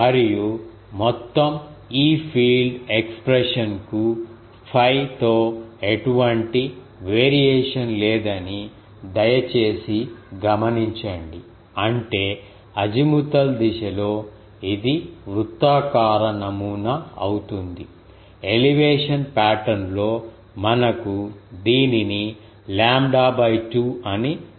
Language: Telugu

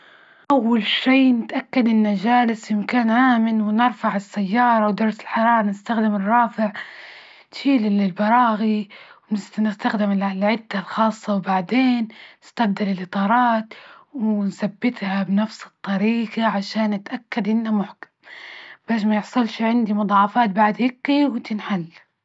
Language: Libyan Arabic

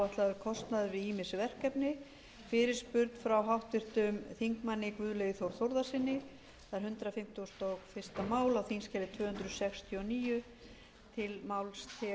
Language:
Icelandic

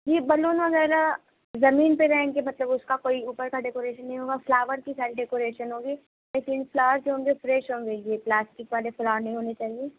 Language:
Urdu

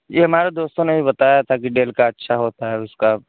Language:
Urdu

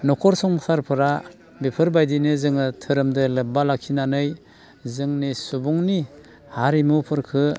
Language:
Bodo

